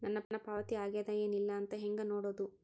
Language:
Kannada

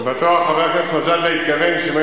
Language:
Hebrew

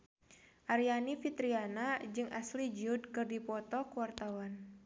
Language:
Sundanese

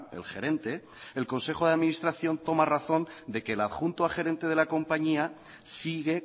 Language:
Spanish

